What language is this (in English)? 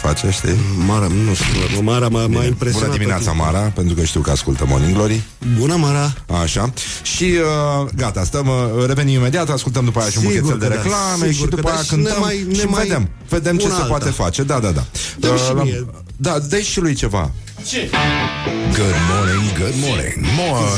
Romanian